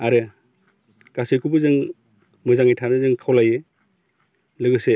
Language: Bodo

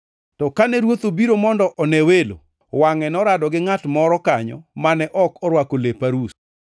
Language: Luo (Kenya and Tanzania)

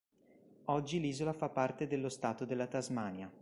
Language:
Italian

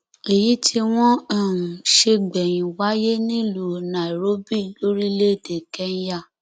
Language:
Yoruba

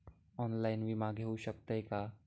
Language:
Marathi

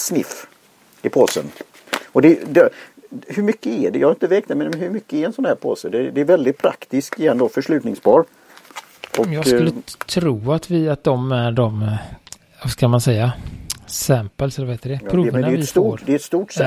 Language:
Swedish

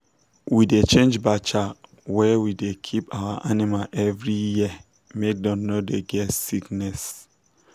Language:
Nigerian Pidgin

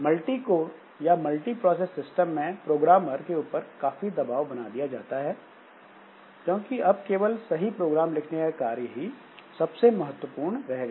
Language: Hindi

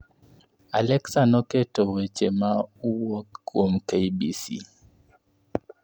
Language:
Luo (Kenya and Tanzania)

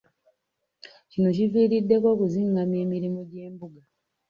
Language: Ganda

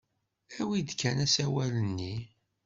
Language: Kabyle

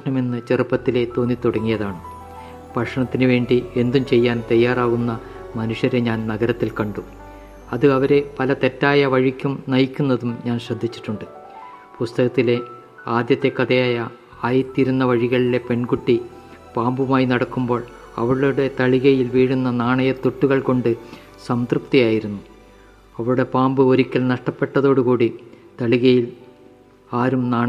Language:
Malayalam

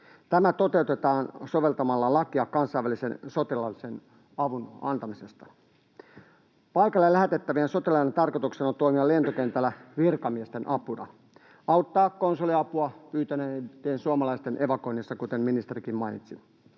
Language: Finnish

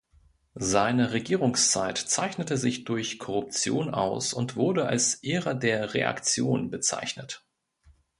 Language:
German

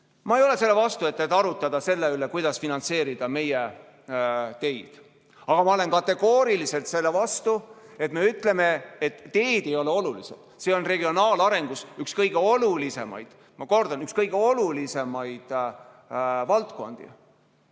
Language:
Estonian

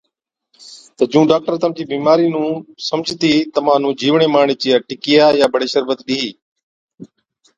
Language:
Od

